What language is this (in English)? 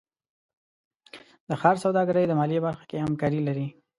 Pashto